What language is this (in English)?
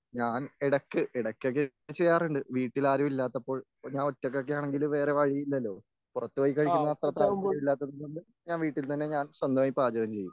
Malayalam